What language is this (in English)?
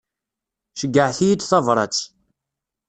Kabyle